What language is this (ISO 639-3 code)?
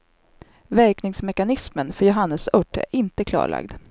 swe